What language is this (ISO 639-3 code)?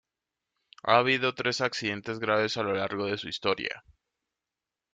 spa